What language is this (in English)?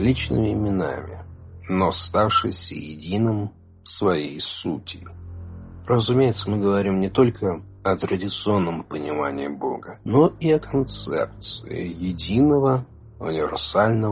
Russian